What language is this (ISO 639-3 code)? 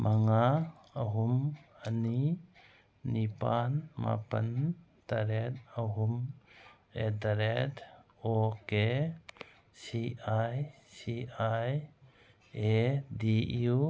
mni